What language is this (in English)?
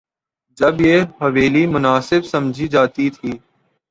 Urdu